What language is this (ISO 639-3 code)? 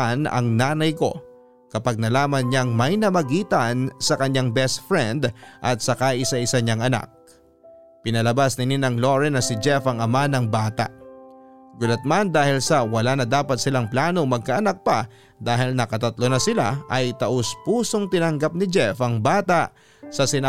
fil